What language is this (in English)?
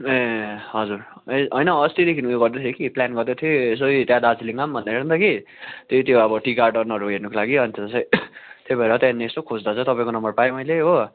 Nepali